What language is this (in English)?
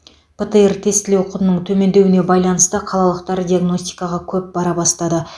Kazakh